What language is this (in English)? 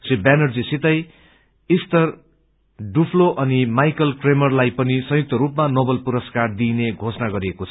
Nepali